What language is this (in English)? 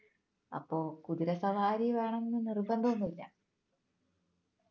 Malayalam